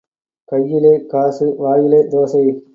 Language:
Tamil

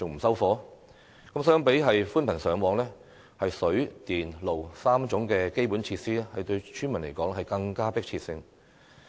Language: Cantonese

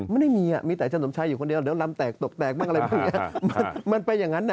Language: Thai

